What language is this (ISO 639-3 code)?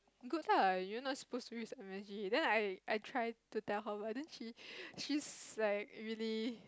eng